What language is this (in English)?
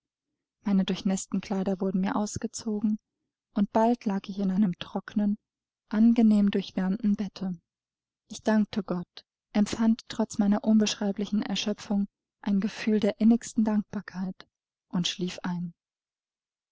German